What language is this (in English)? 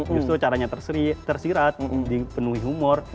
Indonesian